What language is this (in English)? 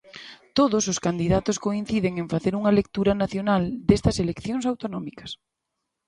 Galician